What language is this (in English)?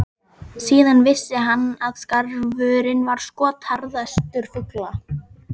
Icelandic